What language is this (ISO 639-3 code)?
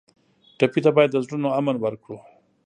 pus